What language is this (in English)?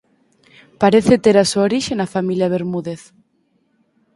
Galician